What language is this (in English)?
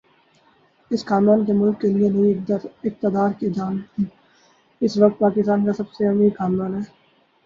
Urdu